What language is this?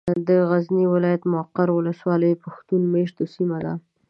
Pashto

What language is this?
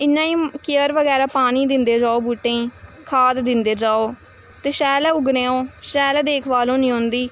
Dogri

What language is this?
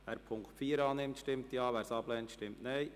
Swiss German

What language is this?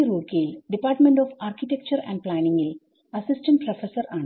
Malayalam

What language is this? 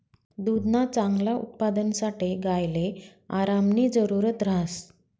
Marathi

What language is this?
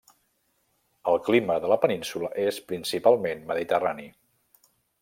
Catalan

